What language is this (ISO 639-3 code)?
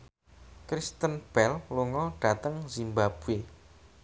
jav